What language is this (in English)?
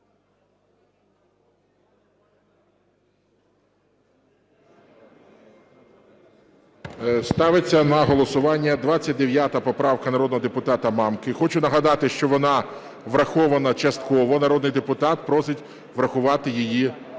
Ukrainian